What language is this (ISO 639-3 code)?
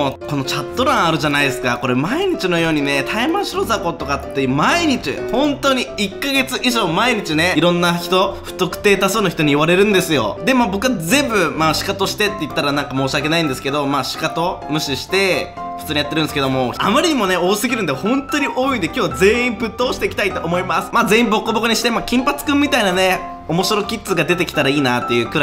jpn